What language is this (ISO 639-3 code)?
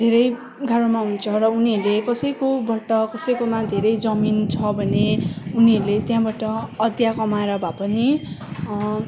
nep